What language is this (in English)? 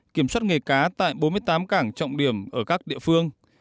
Vietnamese